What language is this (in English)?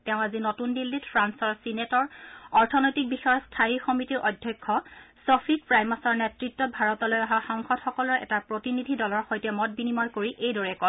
Assamese